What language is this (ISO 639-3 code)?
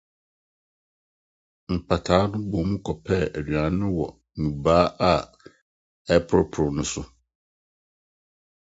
aka